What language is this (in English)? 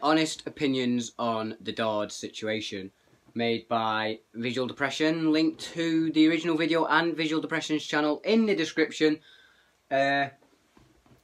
English